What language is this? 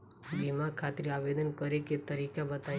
Bhojpuri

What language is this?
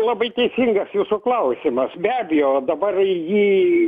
Lithuanian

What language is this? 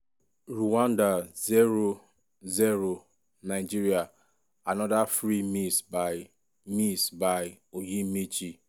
Nigerian Pidgin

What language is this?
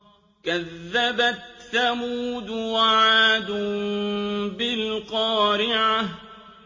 Arabic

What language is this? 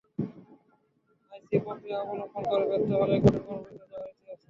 Bangla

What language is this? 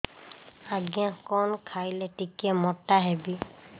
Odia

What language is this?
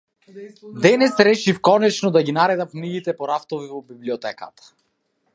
Macedonian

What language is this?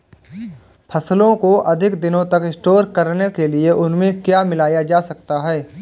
Hindi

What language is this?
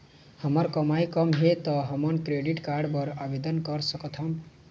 Chhattisgarhi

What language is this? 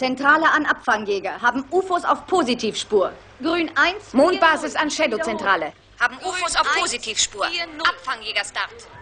German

